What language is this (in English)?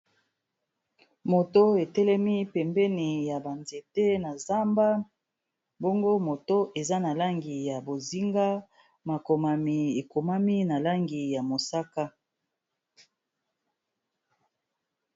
Lingala